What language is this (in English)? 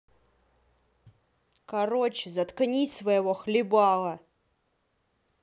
Russian